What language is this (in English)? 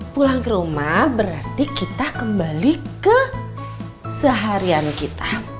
Indonesian